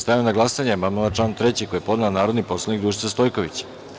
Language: Serbian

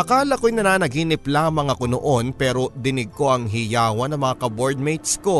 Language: Filipino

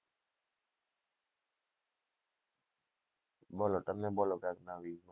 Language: Gujarati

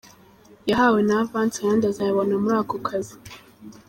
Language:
Kinyarwanda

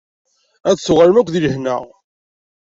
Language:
Kabyle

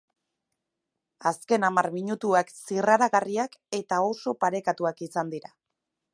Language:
Basque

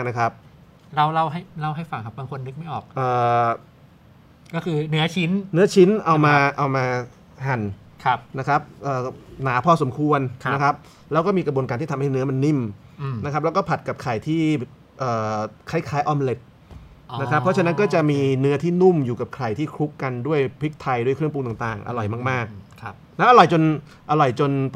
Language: Thai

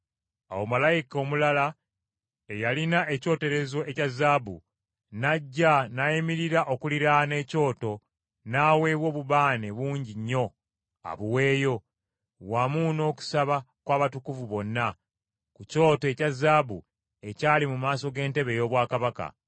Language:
Ganda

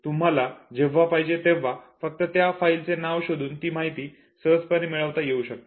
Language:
Marathi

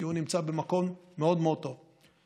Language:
Hebrew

